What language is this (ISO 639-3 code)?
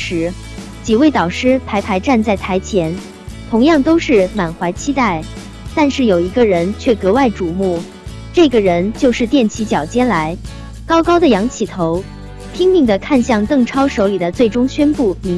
zho